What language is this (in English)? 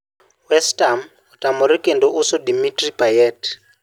Luo (Kenya and Tanzania)